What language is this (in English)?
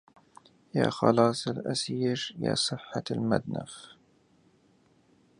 Arabic